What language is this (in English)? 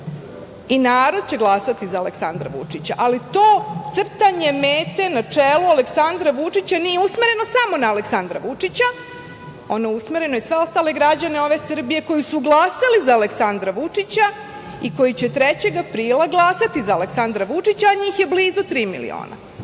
Serbian